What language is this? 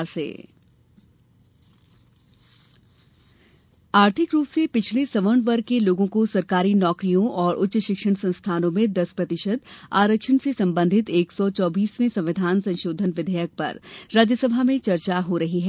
Hindi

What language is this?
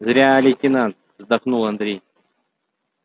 Russian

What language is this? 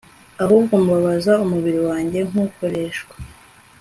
Kinyarwanda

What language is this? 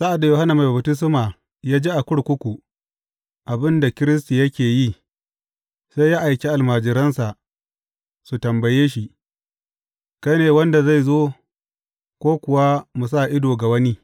Hausa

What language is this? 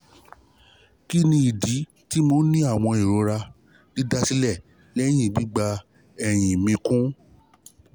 Yoruba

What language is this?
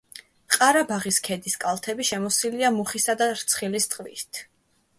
Georgian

